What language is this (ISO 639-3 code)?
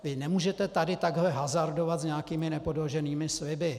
ces